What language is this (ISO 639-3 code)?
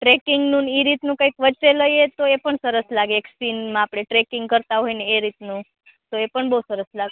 guj